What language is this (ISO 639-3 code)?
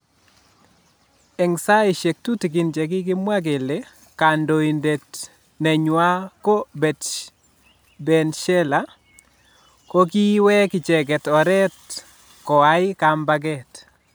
kln